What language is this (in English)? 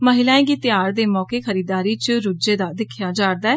Dogri